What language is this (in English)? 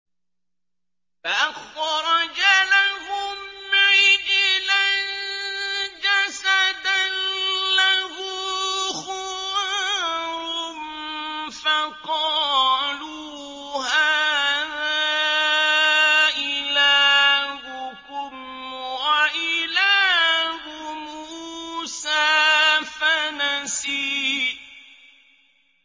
Arabic